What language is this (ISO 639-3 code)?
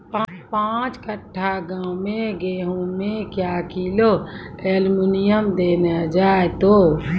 mai